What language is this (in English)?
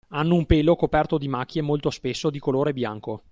Italian